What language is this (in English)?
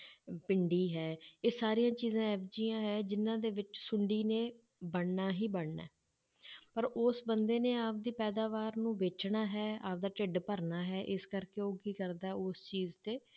Punjabi